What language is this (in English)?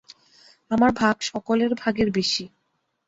Bangla